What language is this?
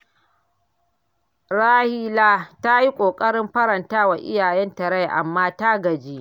Hausa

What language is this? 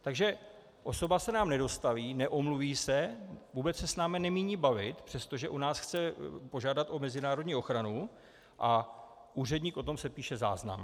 Czech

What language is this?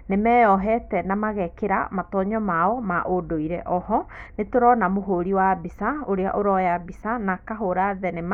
Kikuyu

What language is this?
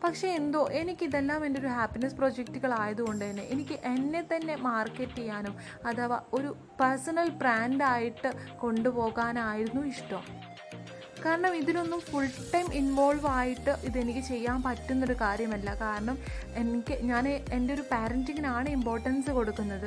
Malayalam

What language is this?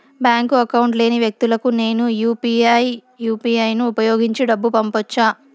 Telugu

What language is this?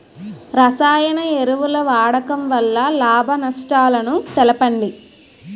Telugu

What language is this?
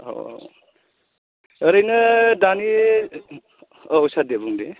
Bodo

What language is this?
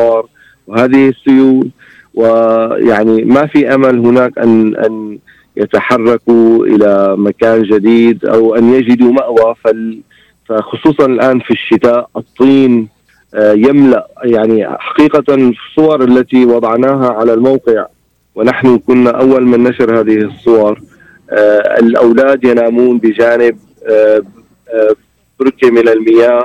Arabic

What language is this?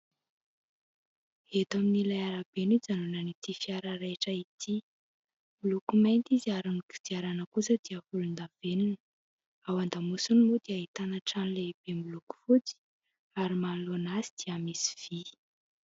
Malagasy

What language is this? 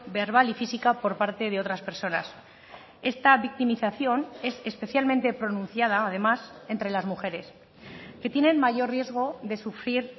Spanish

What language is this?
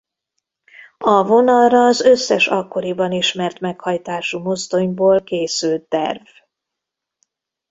Hungarian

